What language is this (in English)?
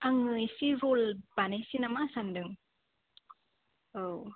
Bodo